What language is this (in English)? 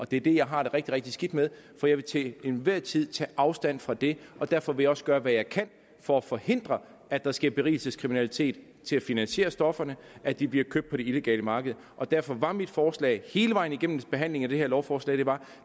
Danish